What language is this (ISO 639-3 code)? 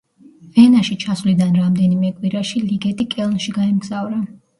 kat